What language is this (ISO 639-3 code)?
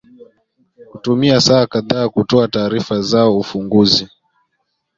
swa